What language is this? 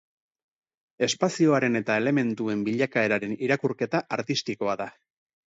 Basque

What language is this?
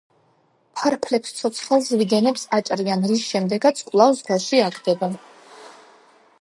Georgian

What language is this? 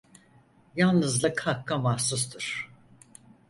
Turkish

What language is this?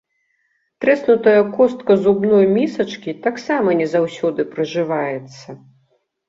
Belarusian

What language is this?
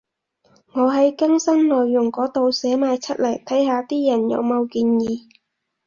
Cantonese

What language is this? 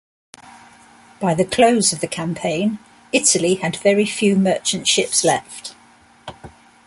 English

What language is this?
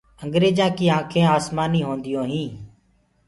Gurgula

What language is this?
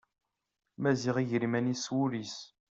Kabyle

